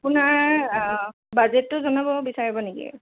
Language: Assamese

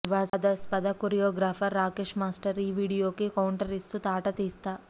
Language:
Telugu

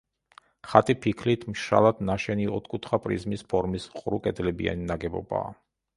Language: Georgian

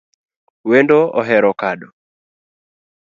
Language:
Luo (Kenya and Tanzania)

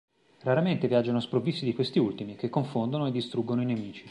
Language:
Italian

